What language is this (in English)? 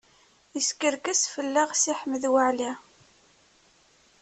Kabyle